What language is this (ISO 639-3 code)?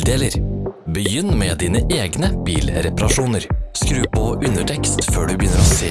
nor